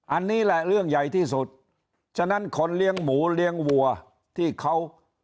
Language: Thai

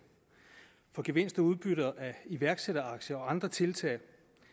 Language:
Danish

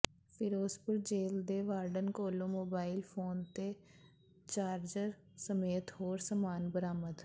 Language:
Punjabi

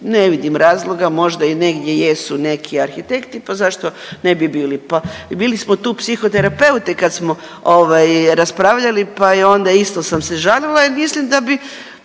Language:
Croatian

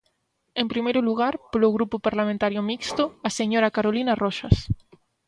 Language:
Galician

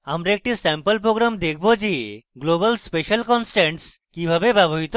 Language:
Bangla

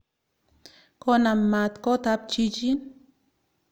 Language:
Kalenjin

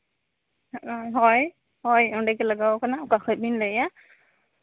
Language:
Santali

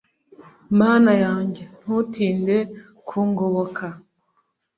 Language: Kinyarwanda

